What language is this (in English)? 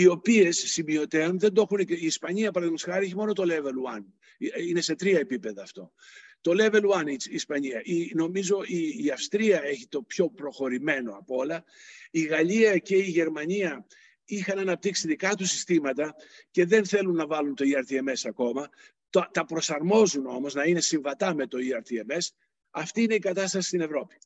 Greek